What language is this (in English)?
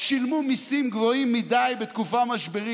Hebrew